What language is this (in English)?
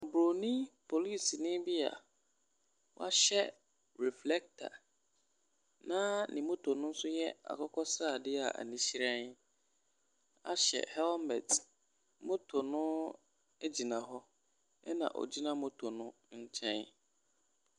Akan